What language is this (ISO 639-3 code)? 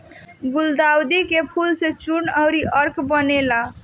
bho